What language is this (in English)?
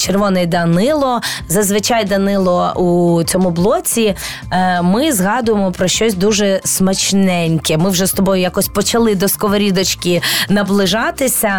Ukrainian